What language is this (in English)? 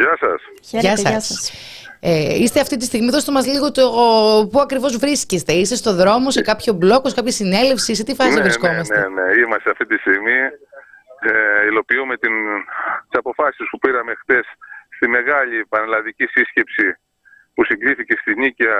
Greek